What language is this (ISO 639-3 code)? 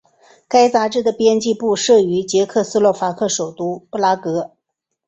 zho